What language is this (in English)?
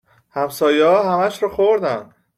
Persian